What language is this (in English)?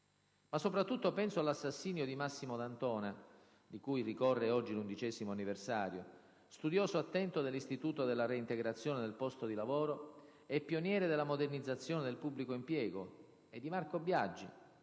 Italian